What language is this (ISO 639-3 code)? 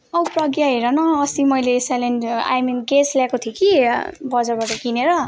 nep